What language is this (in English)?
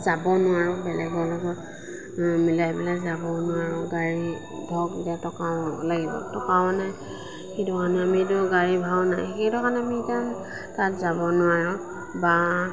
Assamese